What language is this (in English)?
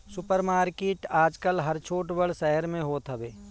Bhojpuri